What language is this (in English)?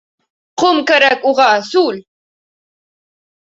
Bashkir